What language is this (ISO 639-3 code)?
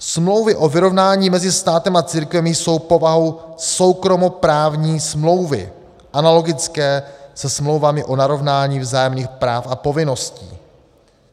ces